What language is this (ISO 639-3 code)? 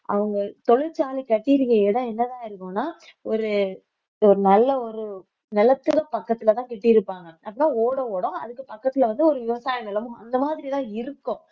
tam